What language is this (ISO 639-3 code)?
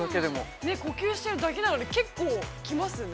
jpn